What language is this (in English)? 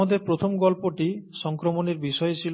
Bangla